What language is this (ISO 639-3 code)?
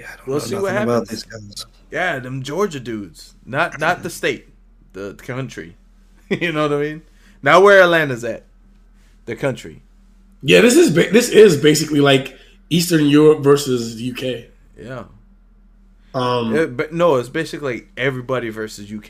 eng